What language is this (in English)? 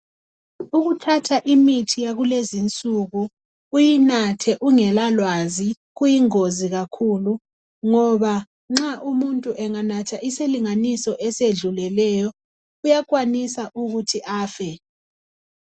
North Ndebele